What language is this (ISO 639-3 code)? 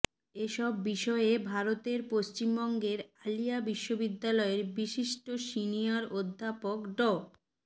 ben